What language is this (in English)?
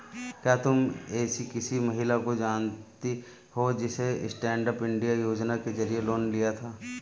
Hindi